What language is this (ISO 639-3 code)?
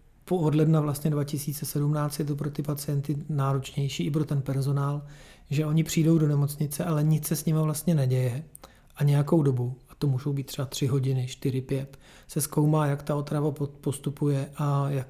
ces